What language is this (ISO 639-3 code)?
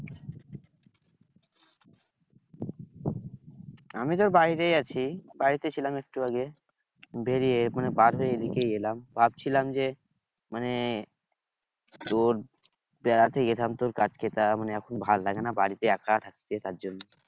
ben